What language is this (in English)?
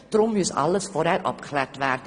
Swiss German